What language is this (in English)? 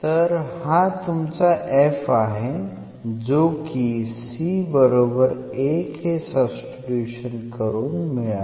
Marathi